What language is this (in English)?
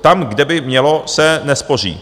Czech